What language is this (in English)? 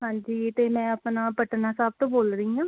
Punjabi